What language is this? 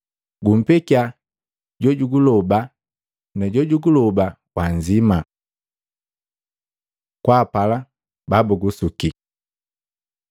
Matengo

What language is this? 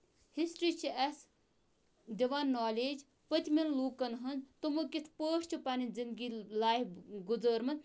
Kashmiri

